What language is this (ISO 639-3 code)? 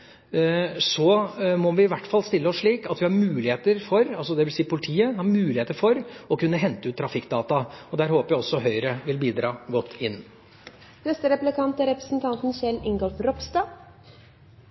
nor